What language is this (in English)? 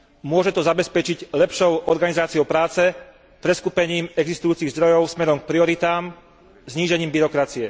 Slovak